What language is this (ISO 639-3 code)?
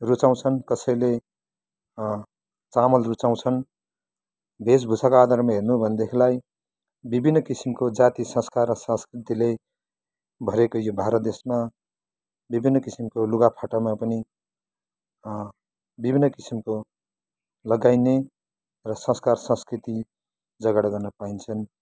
nep